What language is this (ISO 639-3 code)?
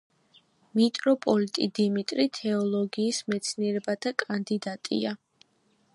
kat